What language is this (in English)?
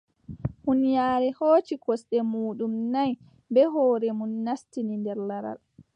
Adamawa Fulfulde